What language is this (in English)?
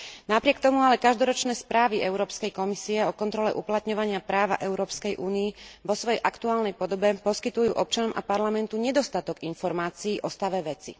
Slovak